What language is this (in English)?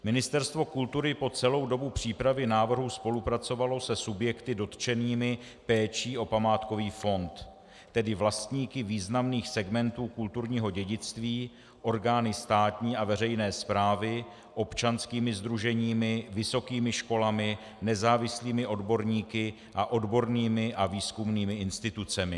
Czech